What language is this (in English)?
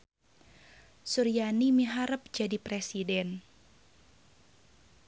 Sundanese